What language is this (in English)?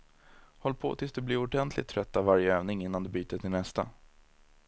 Swedish